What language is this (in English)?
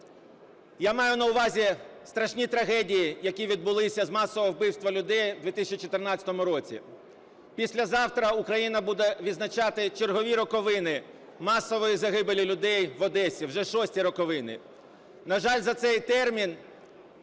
Ukrainian